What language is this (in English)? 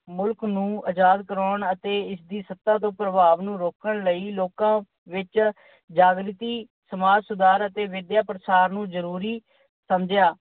Punjabi